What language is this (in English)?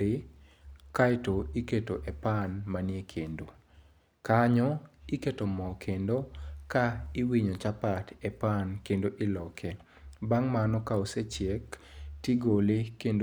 Luo (Kenya and Tanzania)